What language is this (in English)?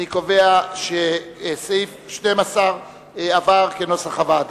Hebrew